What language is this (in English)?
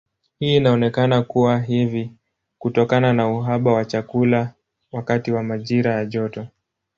Swahili